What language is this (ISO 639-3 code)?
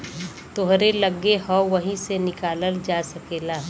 bho